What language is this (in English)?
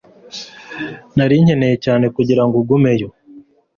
Kinyarwanda